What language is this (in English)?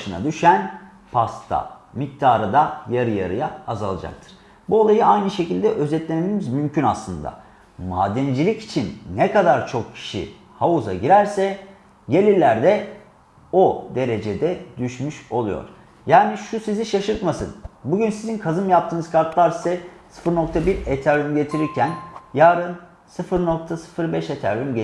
Turkish